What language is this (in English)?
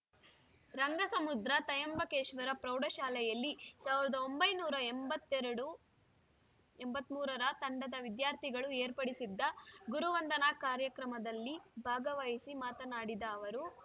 Kannada